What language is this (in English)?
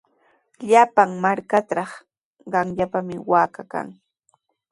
Sihuas Ancash Quechua